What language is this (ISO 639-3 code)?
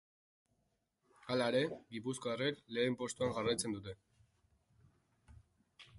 eus